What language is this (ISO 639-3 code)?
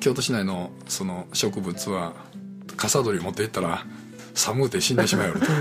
jpn